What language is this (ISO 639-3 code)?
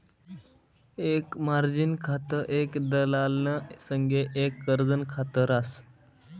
mar